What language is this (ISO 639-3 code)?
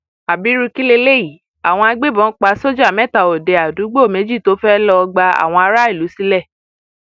yor